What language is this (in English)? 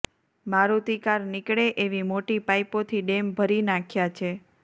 Gujarati